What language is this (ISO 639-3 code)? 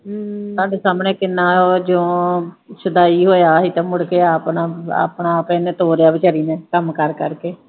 pan